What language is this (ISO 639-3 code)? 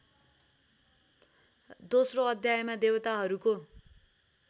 nep